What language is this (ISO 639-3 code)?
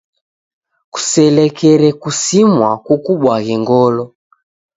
dav